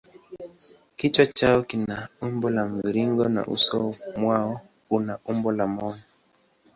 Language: Swahili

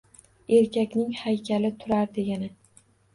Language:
Uzbek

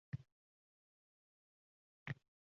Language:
Uzbek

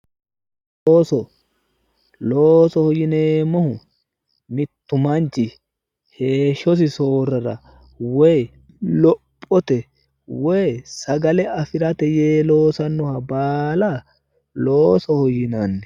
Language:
Sidamo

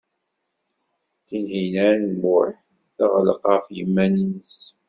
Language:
Kabyle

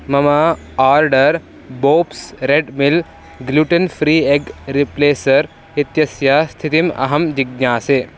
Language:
Sanskrit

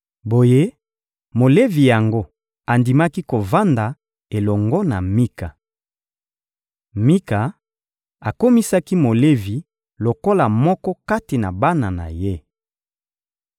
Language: Lingala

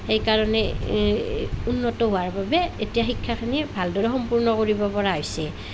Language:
Assamese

